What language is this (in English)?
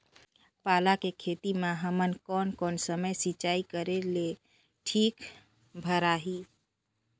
Chhattisgarhi